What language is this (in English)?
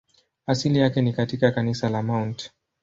Swahili